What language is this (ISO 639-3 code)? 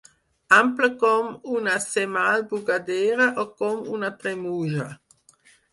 cat